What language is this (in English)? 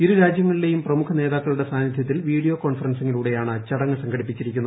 Malayalam